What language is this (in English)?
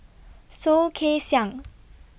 English